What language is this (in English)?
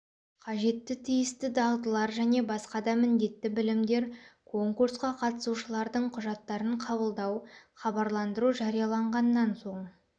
Kazakh